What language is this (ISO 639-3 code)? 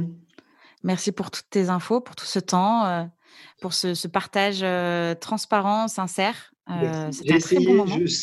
fra